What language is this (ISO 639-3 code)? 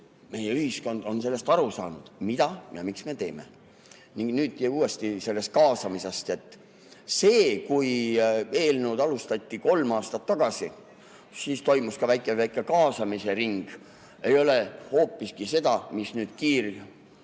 est